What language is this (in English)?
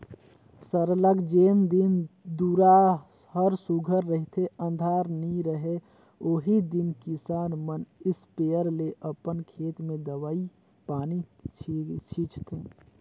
Chhattisgarhi